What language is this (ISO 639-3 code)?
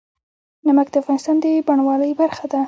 pus